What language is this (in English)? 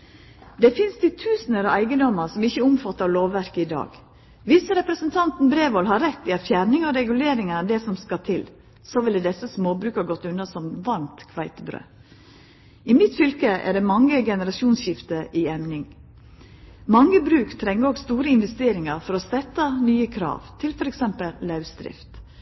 Norwegian Nynorsk